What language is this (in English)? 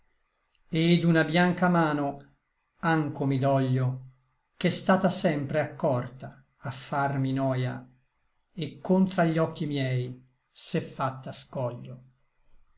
Italian